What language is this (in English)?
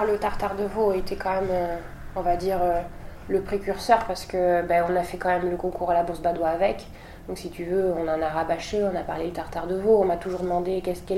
French